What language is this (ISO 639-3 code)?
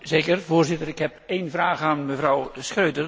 nld